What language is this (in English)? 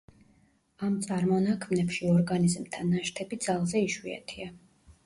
Georgian